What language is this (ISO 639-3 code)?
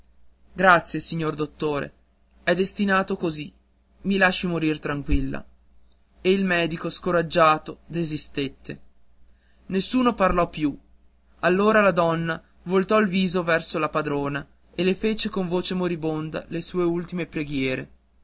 ita